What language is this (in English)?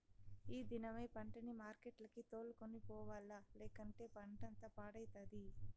Telugu